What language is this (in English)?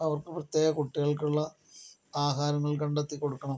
Malayalam